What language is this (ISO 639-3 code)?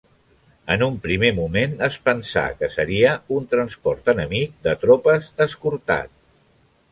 cat